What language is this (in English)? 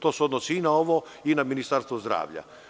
Serbian